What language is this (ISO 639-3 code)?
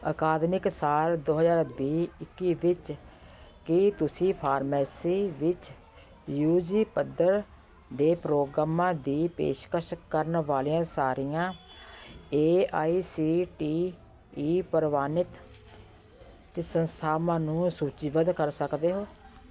pan